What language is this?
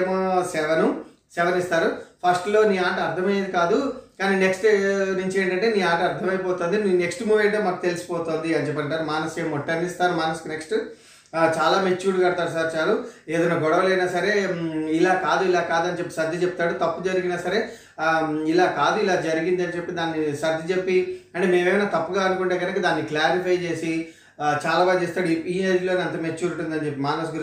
Telugu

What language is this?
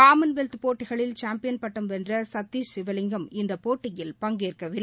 Tamil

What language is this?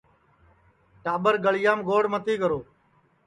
Sansi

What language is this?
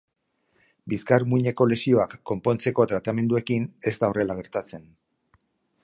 Basque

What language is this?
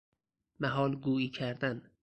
Persian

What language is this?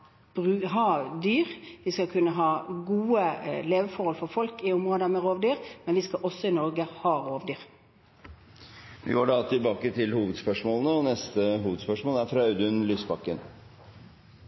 Norwegian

